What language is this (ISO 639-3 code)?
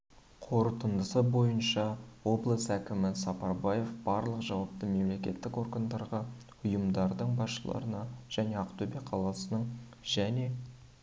kaz